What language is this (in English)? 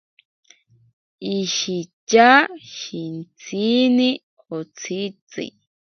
Ashéninka Perené